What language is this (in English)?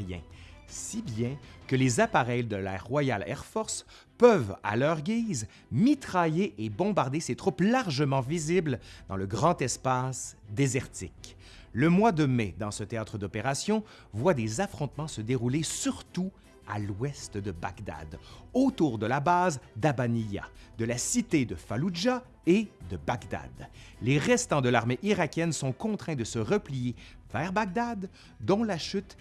French